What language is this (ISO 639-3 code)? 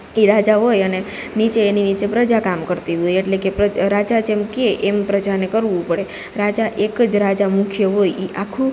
guj